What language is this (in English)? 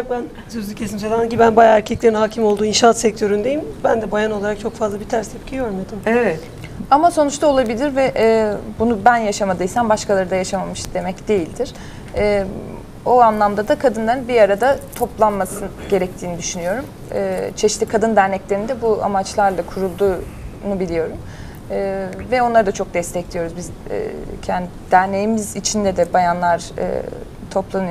Turkish